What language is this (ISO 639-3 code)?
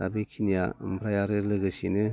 brx